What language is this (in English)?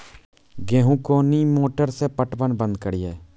Maithili